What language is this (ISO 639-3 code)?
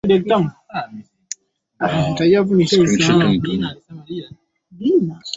swa